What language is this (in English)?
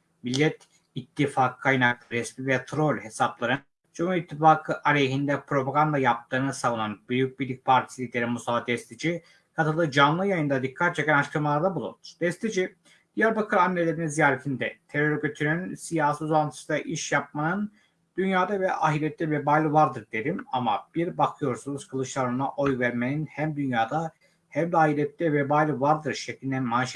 Turkish